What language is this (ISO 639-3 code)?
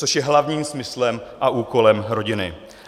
ces